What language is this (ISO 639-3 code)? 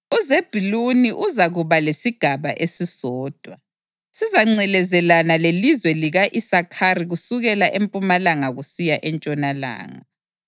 nde